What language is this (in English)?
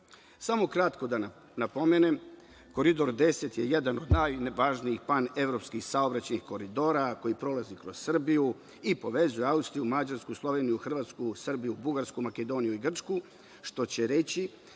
Serbian